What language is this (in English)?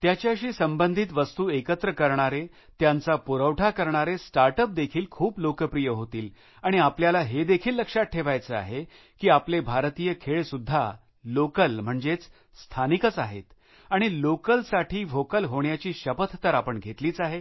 Marathi